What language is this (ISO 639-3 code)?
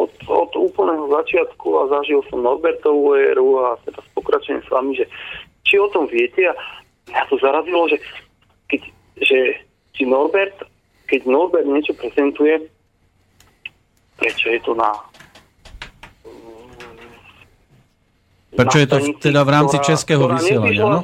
slk